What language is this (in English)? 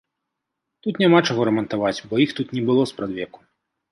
Belarusian